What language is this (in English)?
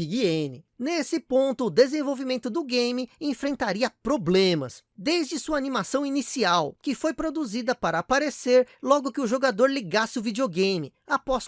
Portuguese